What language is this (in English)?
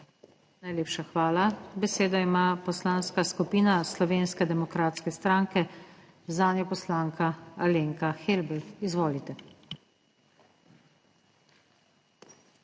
Slovenian